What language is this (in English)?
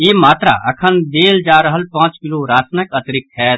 Maithili